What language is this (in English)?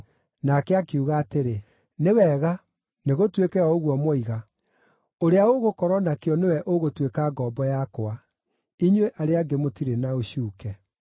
Kikuyu